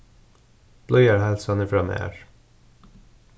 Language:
Faroese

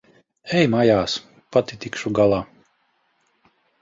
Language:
Latvian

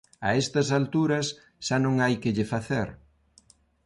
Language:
Galician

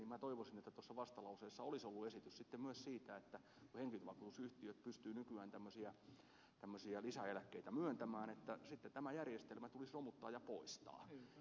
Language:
Finnish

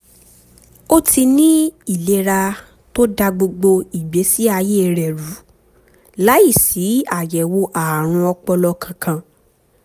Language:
Yoruba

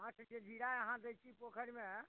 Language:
Maithili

